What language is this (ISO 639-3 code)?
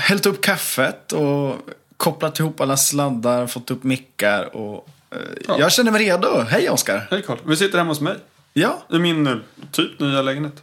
swe